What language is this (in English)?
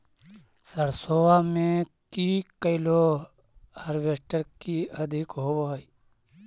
Magahi